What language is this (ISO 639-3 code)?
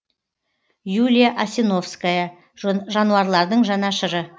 kaz